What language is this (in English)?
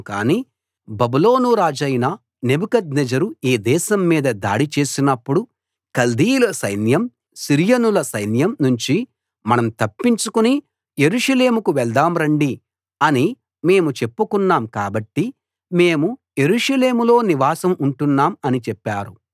Telugu